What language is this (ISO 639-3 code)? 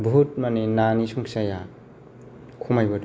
brx